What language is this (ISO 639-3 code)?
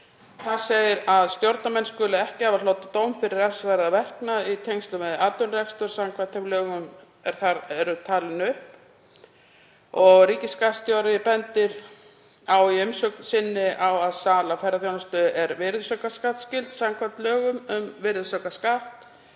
isl